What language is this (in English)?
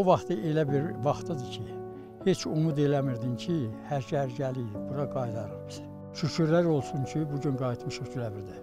Turkish